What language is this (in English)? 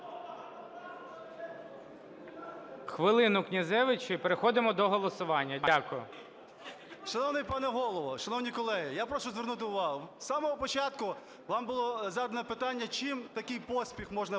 Ukrainian